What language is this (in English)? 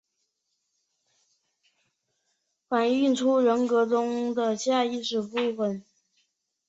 Chinese